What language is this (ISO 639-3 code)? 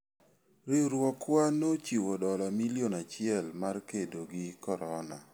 luo